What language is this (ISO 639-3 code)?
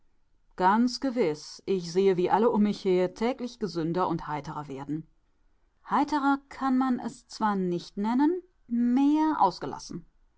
deu